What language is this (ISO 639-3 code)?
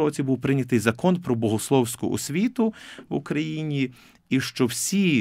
ukr